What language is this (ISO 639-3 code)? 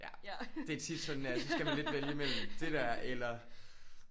dan